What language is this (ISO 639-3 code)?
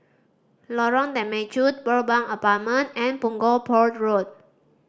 eng